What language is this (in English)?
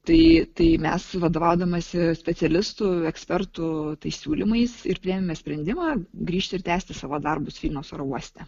Lithuanian